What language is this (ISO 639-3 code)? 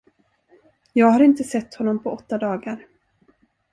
swe